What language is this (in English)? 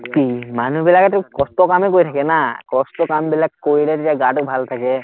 Assamese